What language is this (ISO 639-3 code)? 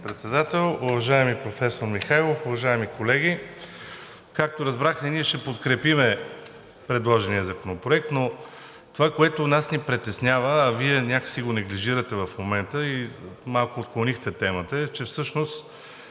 bul